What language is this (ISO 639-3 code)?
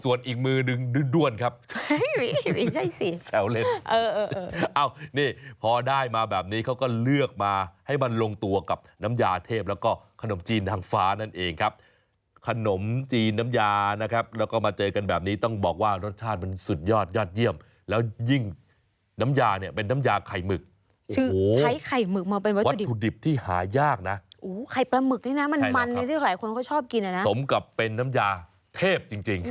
tha